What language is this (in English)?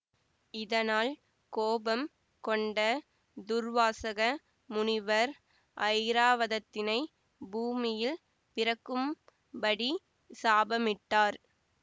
Tamil